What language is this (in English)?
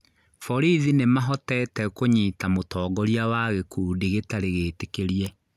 Kikuyu